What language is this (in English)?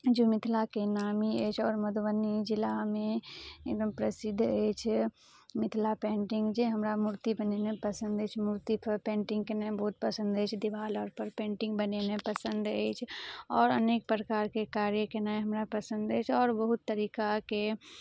Maithili